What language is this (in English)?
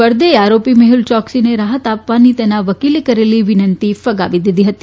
Gujarati